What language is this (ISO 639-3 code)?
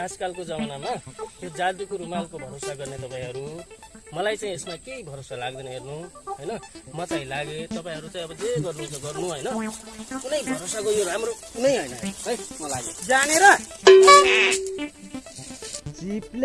nep